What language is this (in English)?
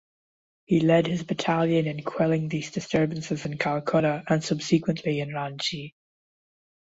English